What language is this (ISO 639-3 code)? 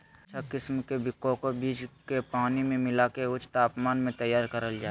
mag